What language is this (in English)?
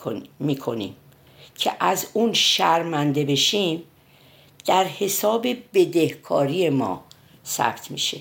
Persian